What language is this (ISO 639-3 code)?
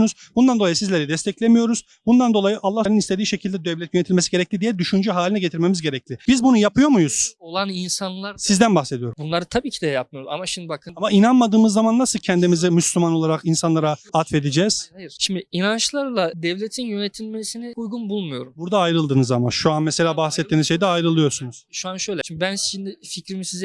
tur